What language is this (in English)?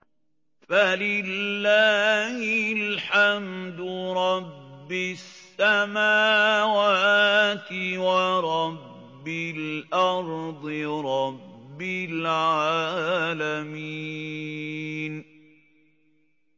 Arabic